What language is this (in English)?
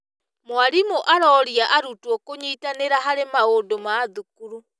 Kikuyu